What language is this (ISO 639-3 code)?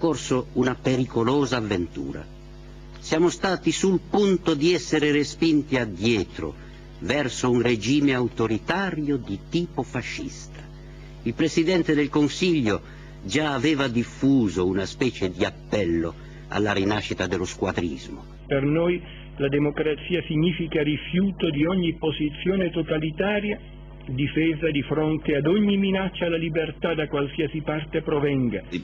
ita